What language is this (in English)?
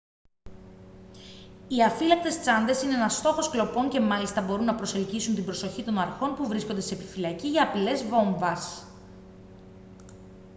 Greek